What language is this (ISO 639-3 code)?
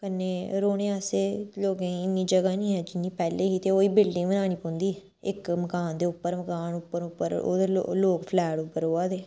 doi